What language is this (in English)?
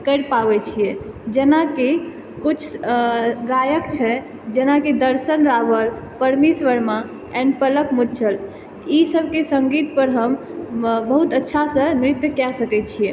Maithili